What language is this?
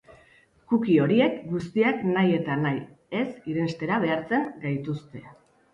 Basque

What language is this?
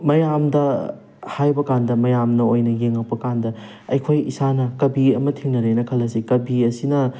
Manipuri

